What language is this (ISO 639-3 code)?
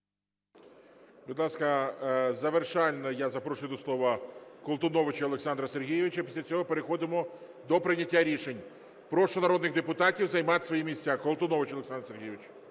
ukr